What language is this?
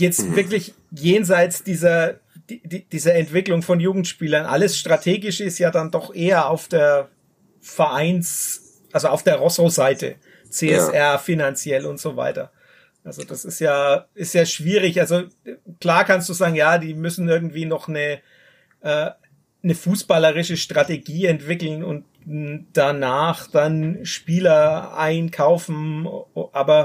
German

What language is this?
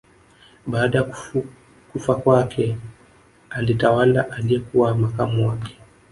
Swahili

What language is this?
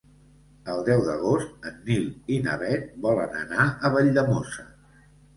Catalan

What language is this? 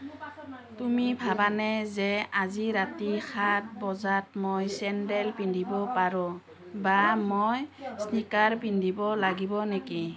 Assamese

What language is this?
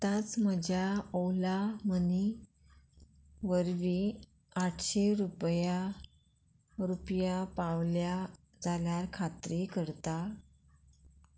Konkani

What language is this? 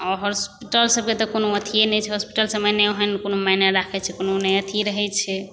Maithili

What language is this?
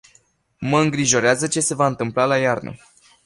Romanian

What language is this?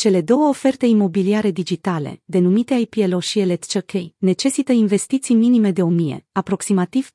Romanian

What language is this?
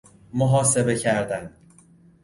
Persian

